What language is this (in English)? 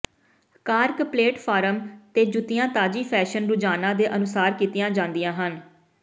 Punjabi